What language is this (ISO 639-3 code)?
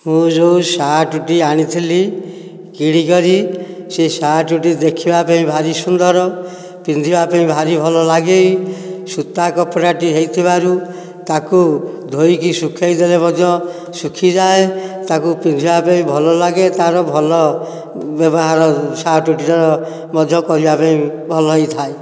ori